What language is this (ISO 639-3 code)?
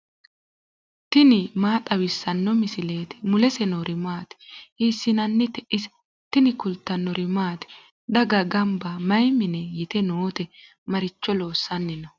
sid